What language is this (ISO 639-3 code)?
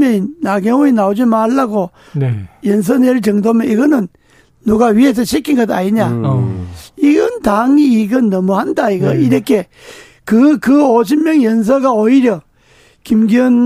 kor